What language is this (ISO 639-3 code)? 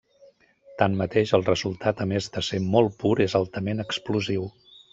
cat